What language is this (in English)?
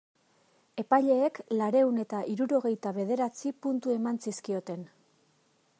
Basque